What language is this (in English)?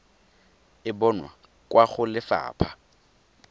Tswana